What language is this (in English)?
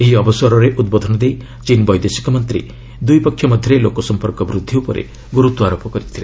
Odia